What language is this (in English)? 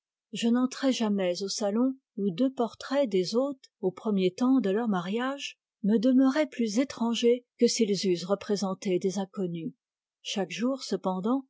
French